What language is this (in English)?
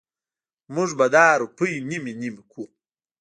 Pashto